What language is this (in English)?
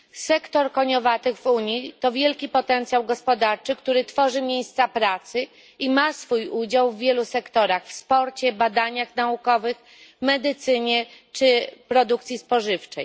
Polish